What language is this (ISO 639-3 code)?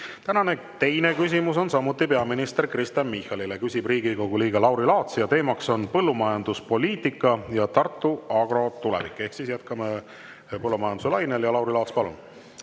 est